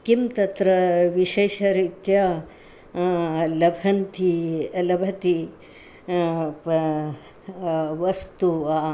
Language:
Sanskrit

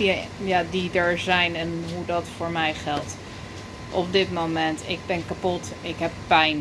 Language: Dutch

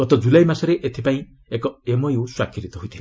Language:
Odia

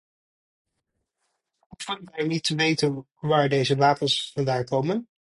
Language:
Dutch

